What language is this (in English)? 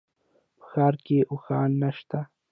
Pashto